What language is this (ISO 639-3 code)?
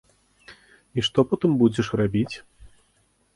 bel